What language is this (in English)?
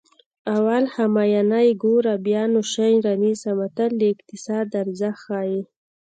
Pashto